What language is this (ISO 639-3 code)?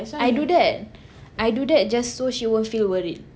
eng